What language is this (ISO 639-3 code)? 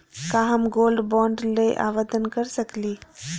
mag